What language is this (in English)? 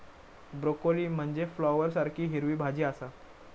Marathi